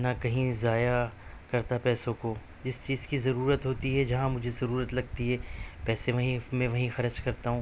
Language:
Urdu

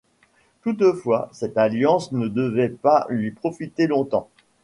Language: French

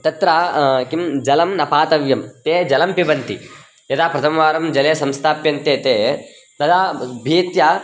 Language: Sanskrit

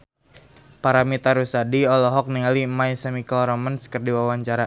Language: Sundanese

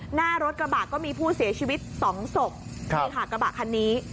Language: Thai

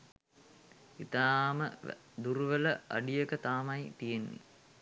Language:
Sinhala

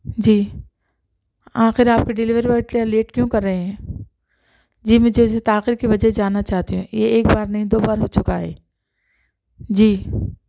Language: Urdu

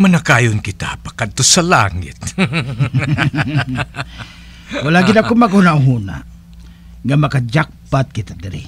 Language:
Filipino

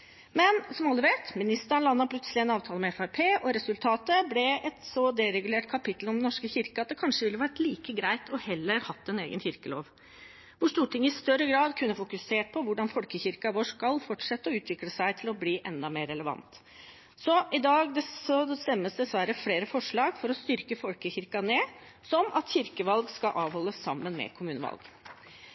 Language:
Norwegian Bokmål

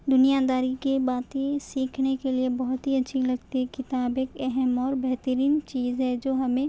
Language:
Urdu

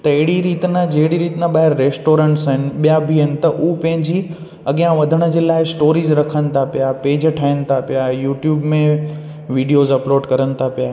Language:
Sindhi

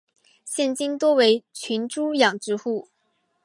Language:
Chinese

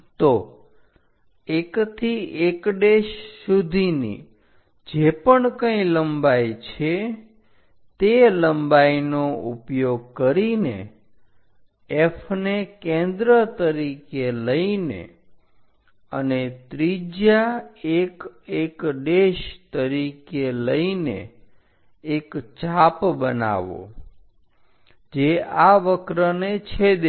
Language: Gujarati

